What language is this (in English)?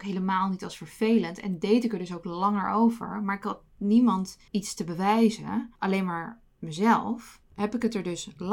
Dutch